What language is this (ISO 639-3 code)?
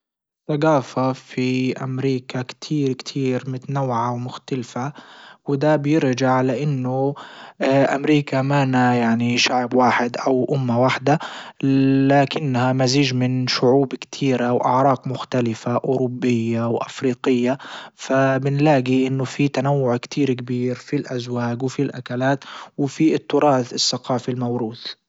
ayl